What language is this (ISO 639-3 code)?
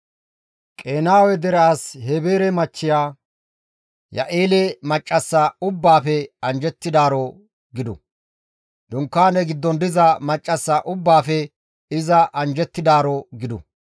gmv